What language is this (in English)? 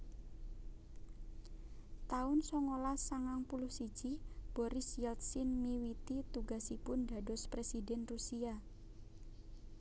Javanese